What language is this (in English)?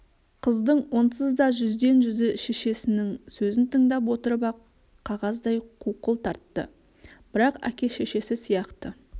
Kazakh